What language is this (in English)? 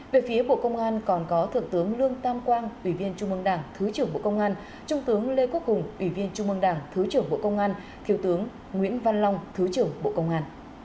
Vietnamese